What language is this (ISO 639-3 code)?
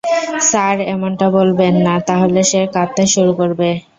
ben